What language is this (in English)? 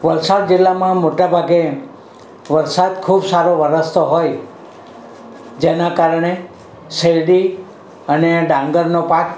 Gujarati